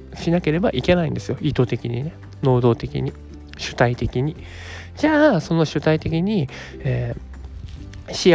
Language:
Japanese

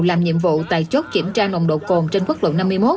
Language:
Vietnamese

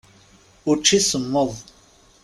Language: Kabyle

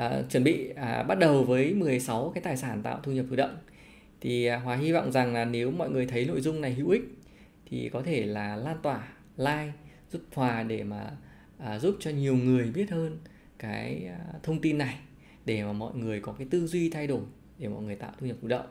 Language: Vietnamese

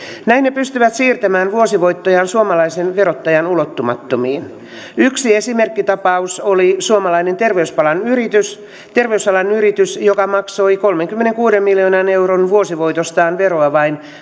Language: Finnish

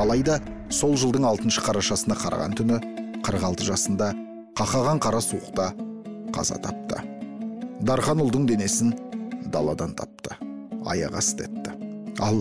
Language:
Turkish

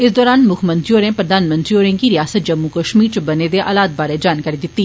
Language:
Dogri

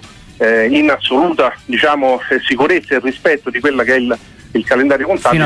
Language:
Italian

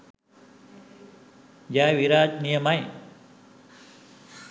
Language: Sinhala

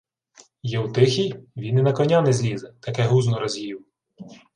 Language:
Ukrainian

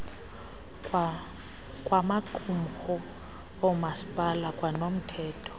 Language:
Xhosa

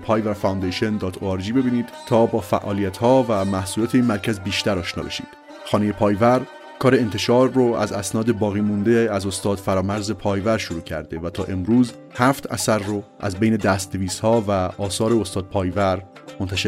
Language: Persian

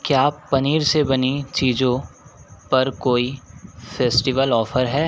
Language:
Hindi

